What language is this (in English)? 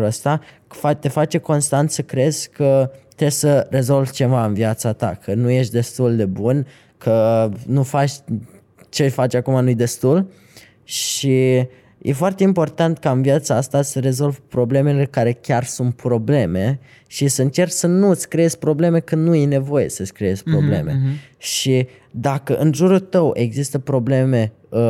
Romanian